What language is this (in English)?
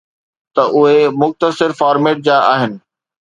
Sindhi